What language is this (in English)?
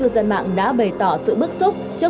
Vietnamese